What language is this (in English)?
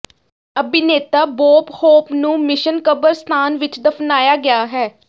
Punjabi